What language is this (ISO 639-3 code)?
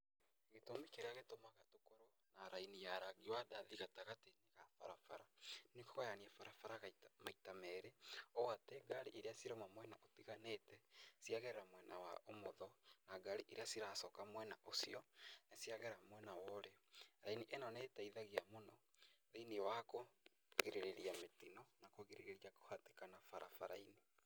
kik